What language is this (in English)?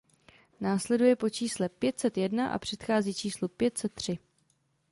Czech